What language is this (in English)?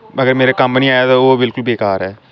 Dogri